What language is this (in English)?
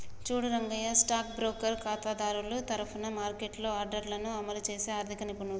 Telugu